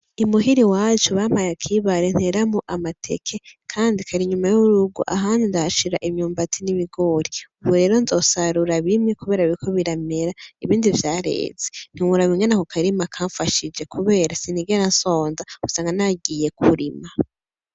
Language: Rundi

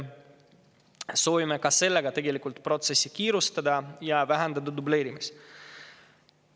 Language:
Estonian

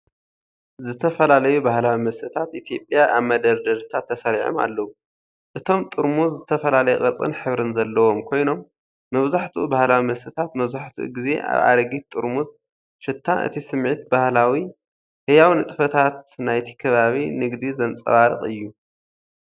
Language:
Tigrinya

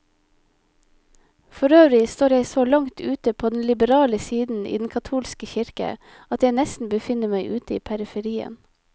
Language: Norwegian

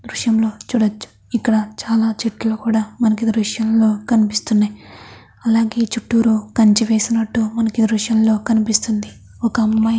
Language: Telugu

